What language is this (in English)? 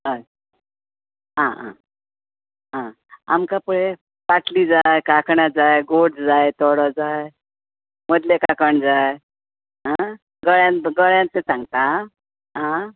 Konkani